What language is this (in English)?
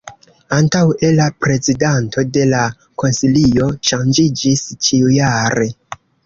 Esperanto